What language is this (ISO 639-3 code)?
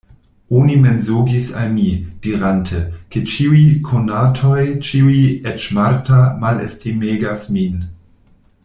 epo